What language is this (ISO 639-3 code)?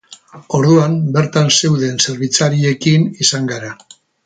eus